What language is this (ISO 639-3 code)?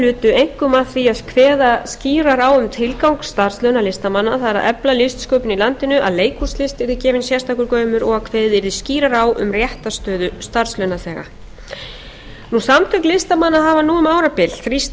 isl